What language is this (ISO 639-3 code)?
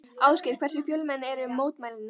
isl